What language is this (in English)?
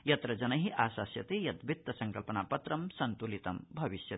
Sanskrit